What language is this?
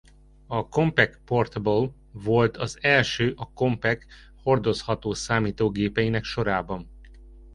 Hungarian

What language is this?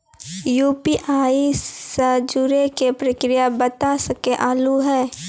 Maithili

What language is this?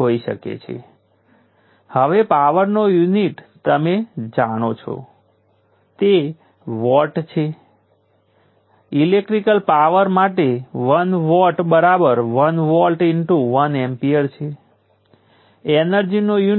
Gujarati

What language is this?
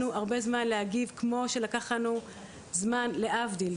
Hebrew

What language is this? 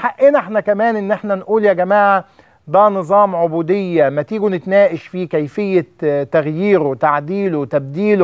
Arabic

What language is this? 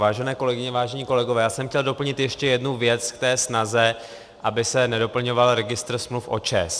Czech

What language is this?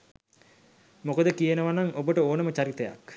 Sinhala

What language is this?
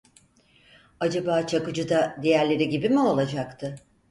Turkish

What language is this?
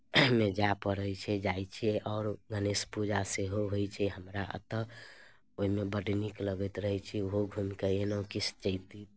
Maithili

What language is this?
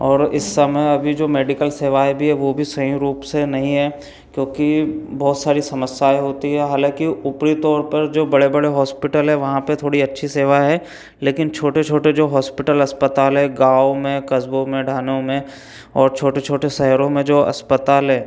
Hindi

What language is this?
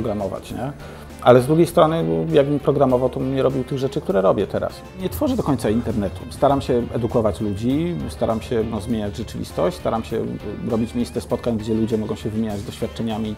Polish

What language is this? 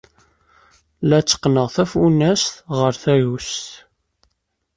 Kabyle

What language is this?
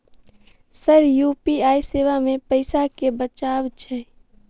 Maithili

